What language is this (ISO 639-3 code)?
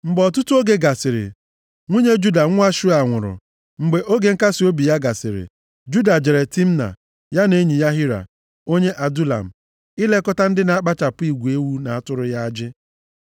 ibo